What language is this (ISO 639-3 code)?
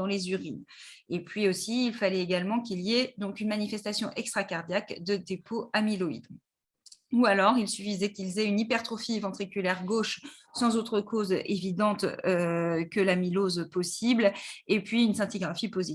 fra